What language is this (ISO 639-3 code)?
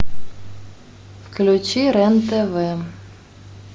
rus